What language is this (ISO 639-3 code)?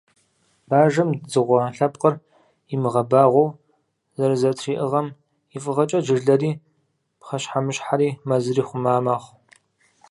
kbd